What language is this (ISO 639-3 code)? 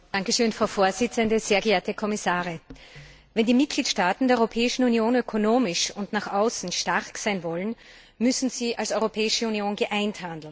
deu